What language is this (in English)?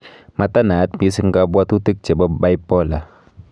Kalenjin